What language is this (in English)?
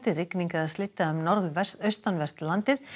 Icelandic